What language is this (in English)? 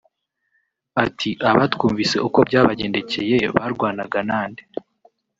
Kinyarwanda